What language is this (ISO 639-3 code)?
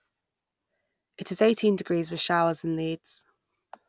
eng